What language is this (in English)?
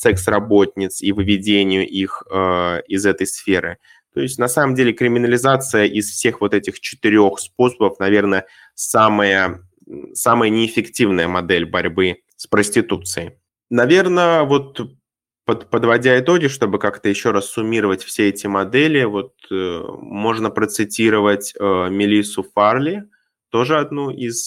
Russian